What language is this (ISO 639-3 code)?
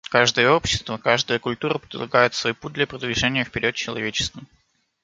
rus